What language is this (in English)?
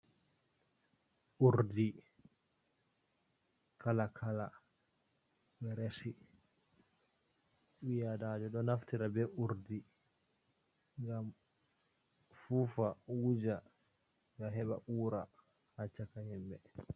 Fula